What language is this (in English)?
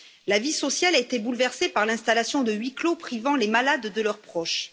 French